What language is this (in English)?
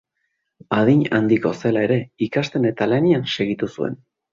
Basque